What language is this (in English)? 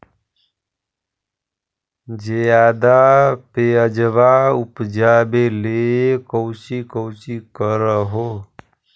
Magahi